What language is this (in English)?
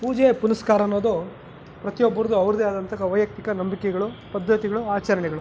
Kannada